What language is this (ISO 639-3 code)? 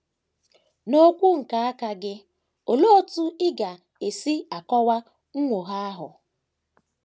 ibo